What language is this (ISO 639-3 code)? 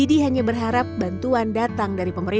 ind